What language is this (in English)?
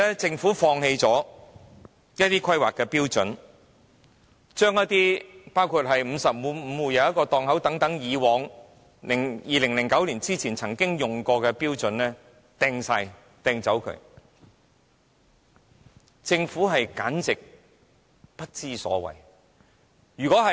Cantonese